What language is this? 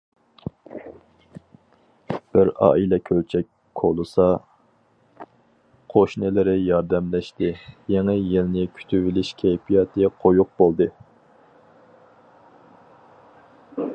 Uyghur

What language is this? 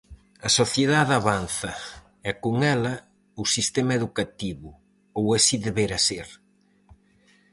Galician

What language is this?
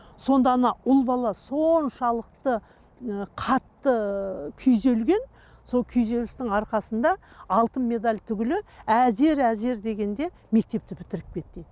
Kazakh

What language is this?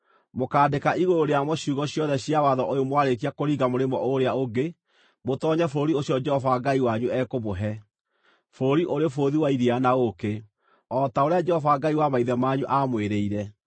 Kikuyu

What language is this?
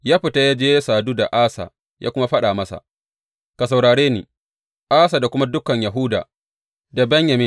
Hausa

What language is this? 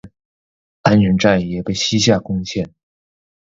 Chinese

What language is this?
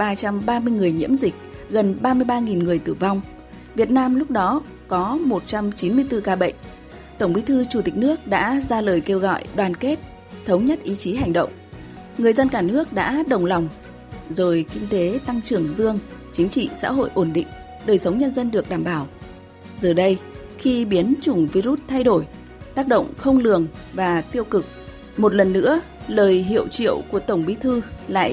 Vietnamese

